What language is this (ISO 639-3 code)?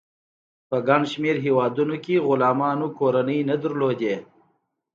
pus